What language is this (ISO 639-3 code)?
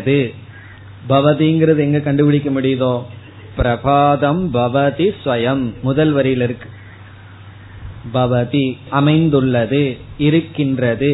tam